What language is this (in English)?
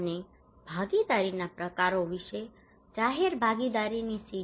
Gujarati